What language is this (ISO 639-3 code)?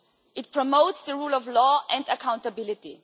eng